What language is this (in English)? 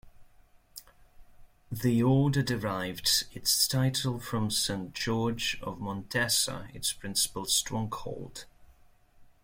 English